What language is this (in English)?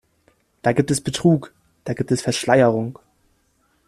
German